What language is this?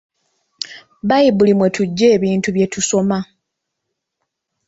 Ganda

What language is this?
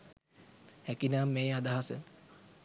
Sinhala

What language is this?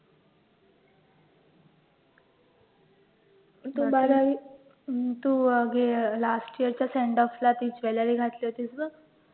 Marathi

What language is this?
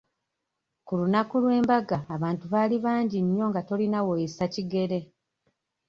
Ganda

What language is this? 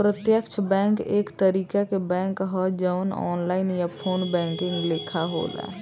Bhojpuri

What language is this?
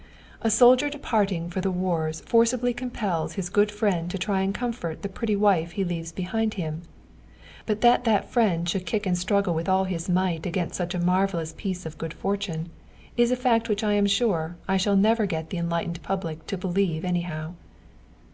English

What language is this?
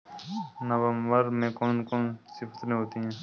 Hindi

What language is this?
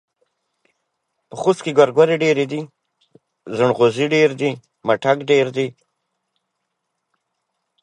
Pashto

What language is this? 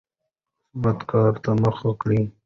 Pashto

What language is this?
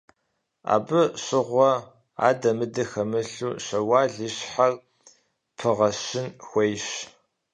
Kabardian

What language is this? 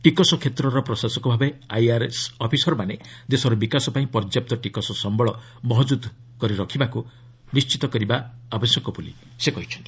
Odia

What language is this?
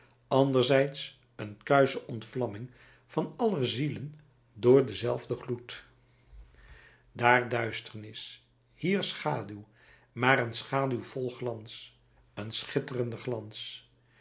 Dutch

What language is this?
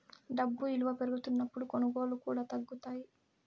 Telugu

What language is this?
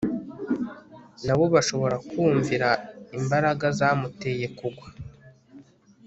Kinyarwanda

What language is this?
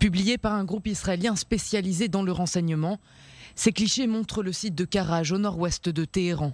French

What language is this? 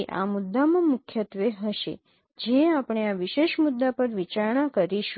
Gujarati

